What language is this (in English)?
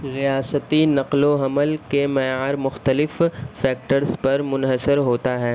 Urdu